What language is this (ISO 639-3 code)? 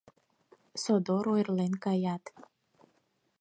chm